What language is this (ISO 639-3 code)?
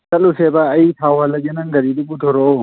mni